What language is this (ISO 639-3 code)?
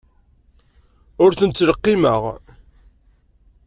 kab